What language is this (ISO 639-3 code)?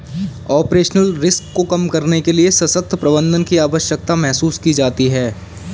hin